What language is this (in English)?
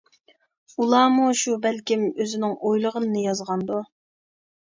Uyghur